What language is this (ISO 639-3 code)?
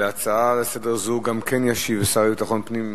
heb